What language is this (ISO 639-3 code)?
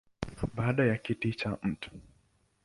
swa